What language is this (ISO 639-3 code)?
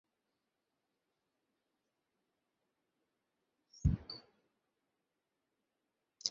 ben